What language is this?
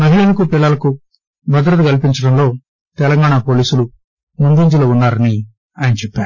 Telugu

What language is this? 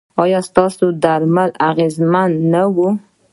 Pashto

